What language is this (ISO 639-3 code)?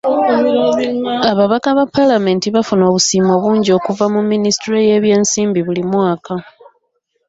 lug